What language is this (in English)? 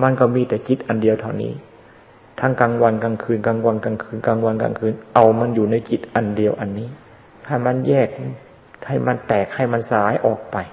Thai